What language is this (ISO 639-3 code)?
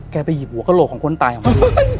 tha